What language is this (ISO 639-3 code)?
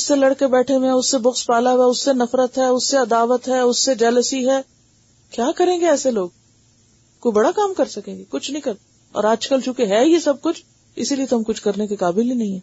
urd